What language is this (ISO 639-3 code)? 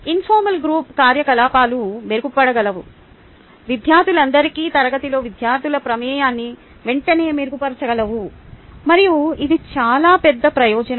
tel